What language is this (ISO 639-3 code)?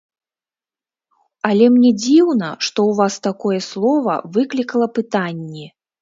bel